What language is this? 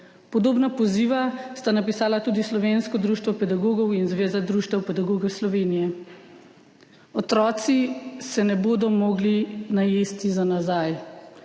Slovenian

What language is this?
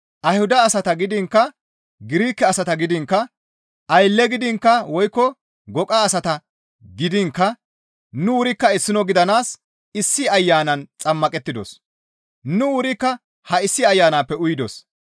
Gamo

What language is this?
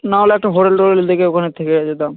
Bangla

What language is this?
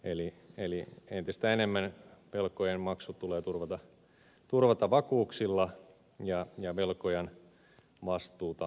Finnish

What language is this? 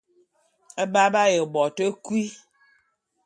Bulu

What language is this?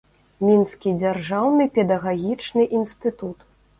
Belarusian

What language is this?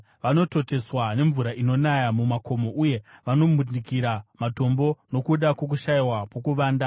Shona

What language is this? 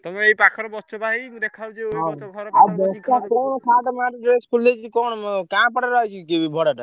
Odia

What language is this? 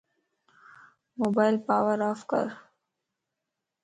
Lasi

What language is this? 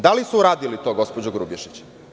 Serbian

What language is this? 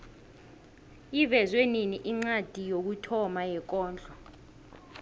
South Ndebele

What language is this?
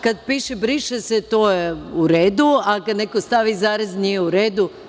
Serbian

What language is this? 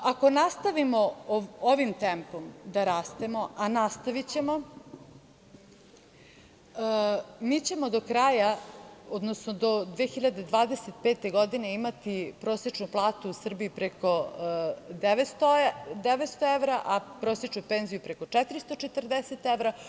Serbian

